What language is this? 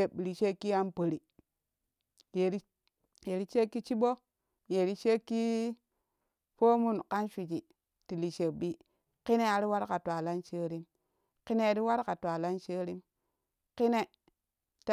Kushi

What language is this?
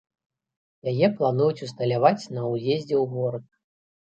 Belarusian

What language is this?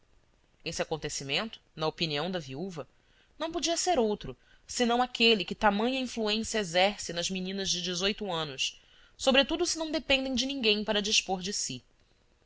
Portuguese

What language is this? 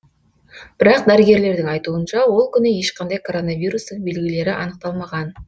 Kazakh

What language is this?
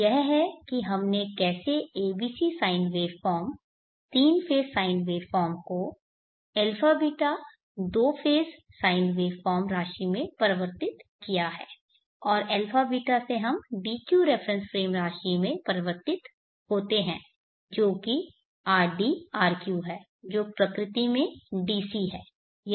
Hindi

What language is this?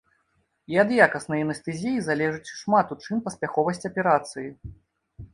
Belarusian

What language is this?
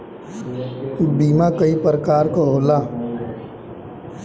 Bhojpuri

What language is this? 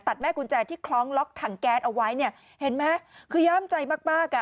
Thai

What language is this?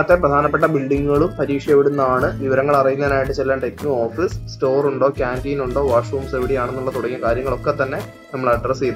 Malayalam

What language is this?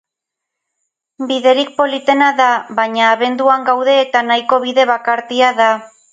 Basque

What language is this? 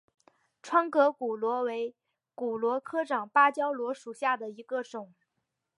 Chinese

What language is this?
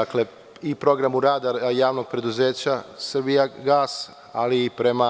Serbian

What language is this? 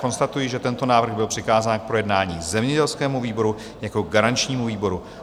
Czech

